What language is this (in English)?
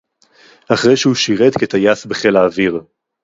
Hebrew